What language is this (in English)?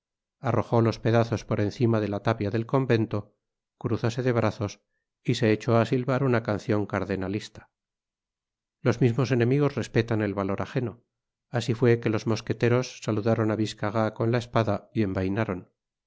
Spanish